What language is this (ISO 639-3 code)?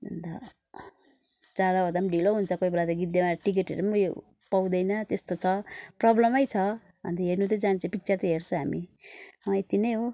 nep